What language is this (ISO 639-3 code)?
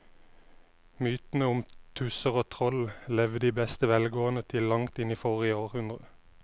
nor